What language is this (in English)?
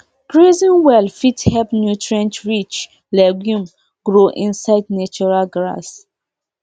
Nigerian Pidgin